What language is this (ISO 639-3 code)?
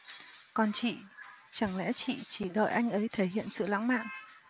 vie